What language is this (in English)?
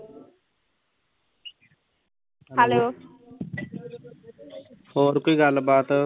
Punjabi